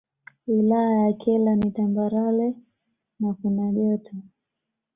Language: Swahili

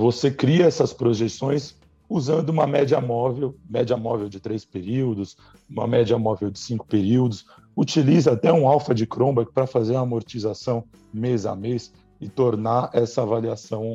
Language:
Portuguese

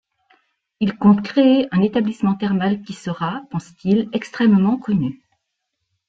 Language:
French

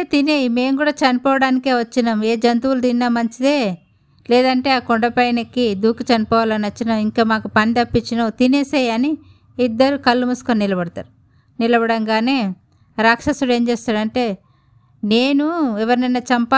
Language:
Telugu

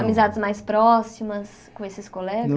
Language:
Portuguese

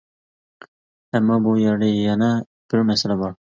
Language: Uyghur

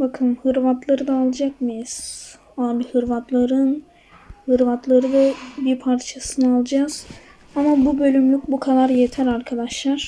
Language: Turkish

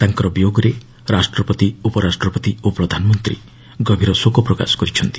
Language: Odia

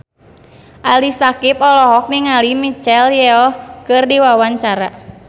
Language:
Sundanese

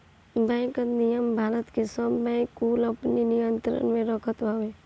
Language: Bhojpuri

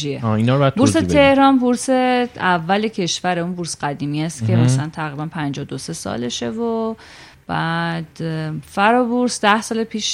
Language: Persian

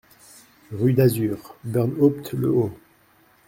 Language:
French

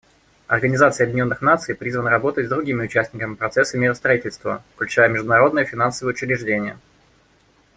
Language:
Russian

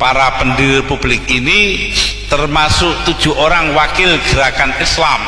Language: Indonesian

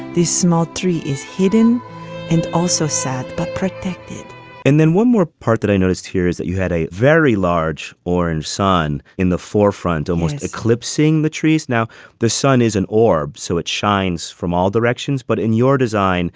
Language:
English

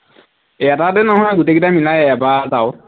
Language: Assamese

